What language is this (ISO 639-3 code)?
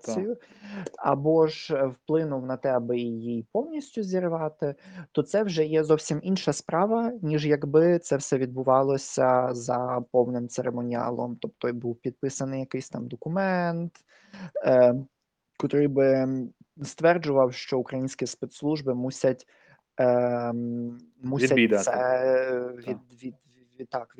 ukr